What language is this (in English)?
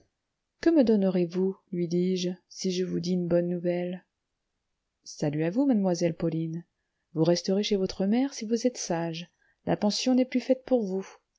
French